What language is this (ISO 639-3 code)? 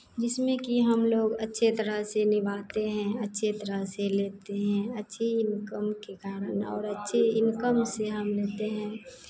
hin